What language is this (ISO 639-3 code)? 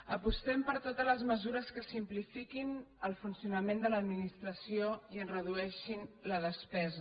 cat